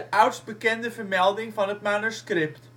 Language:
Dutch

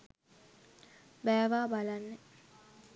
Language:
Sinhala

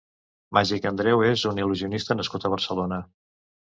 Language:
Catalan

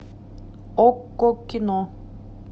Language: Russian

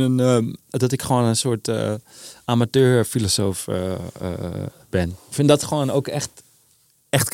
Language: Dutch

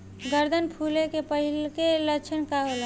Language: Bhojpuri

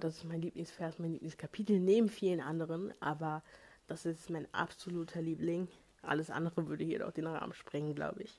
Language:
German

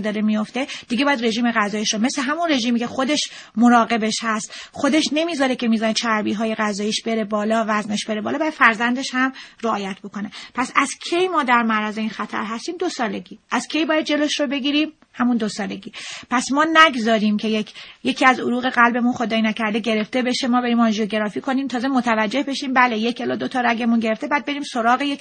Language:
Persian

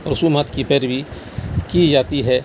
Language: Urdu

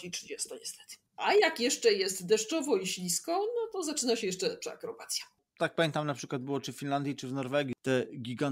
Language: Polish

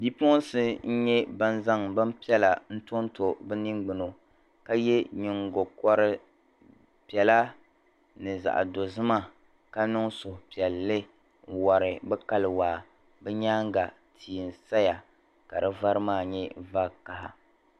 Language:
Dagbani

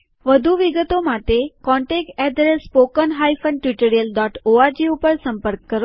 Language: Gujarati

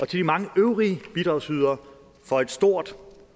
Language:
Danish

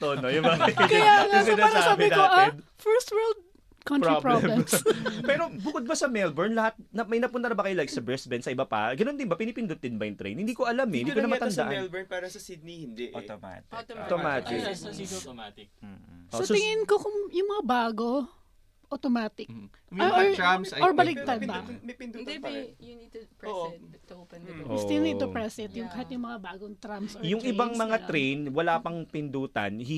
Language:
Filipino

